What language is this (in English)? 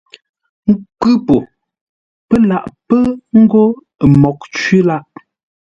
Ngombale